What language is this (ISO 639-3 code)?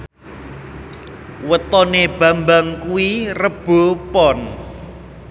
jav